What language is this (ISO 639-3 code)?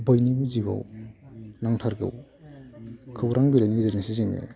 brx